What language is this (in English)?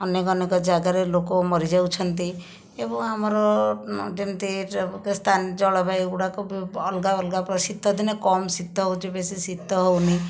Odia